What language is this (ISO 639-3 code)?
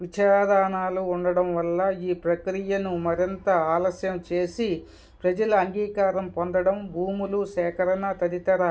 tel